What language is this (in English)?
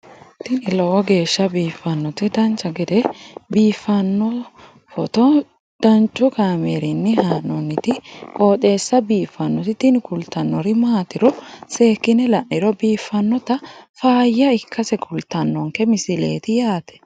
Sidamo